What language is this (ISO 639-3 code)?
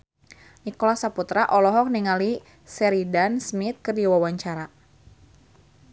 sun